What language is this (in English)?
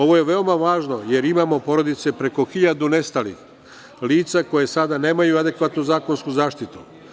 Serbian